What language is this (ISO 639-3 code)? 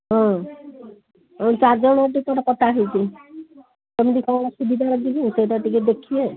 ori